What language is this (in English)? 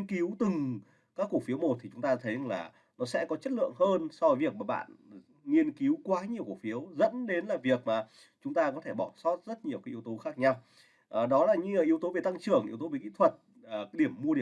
Vietnamese